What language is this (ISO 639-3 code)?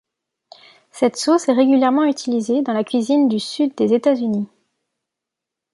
fra